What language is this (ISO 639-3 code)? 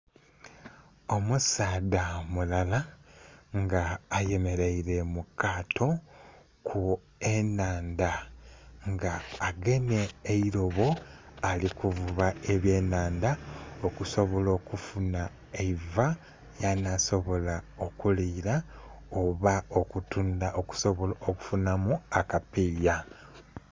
xog